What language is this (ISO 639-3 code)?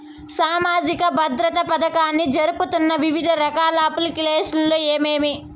tel